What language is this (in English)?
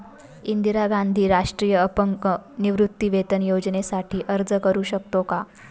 Marathi